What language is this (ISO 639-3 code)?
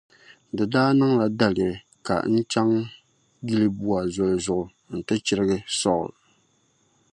dag